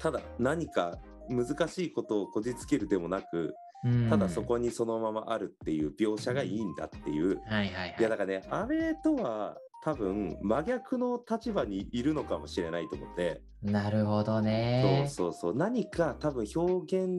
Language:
Japanese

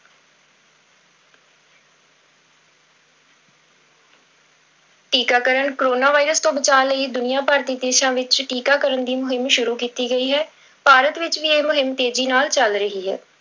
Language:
Punjabi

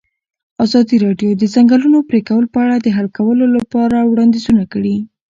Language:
Pashto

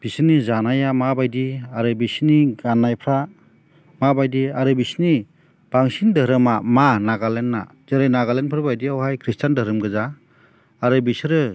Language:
Bodo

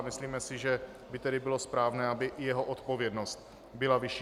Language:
Czech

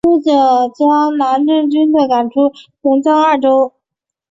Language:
Chinese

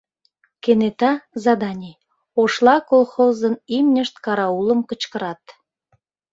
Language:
Mari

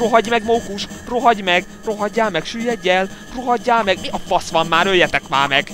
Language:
Hungarian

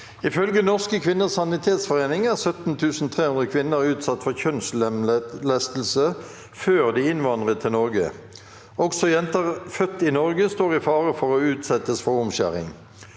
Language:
Norwegian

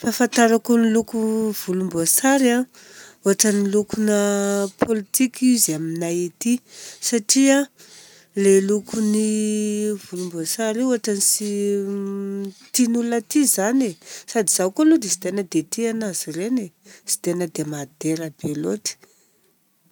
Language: Southern Betsimisaraka Malagasy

